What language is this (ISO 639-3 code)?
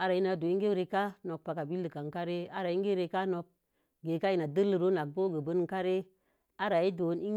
ver